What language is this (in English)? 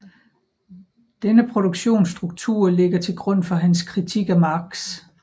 Danish